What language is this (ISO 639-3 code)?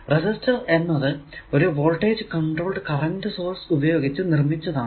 mal